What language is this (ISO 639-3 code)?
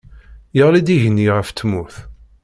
kab